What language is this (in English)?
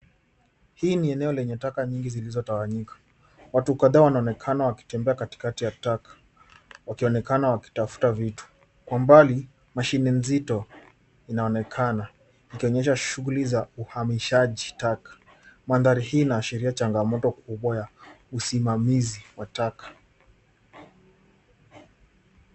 Swahili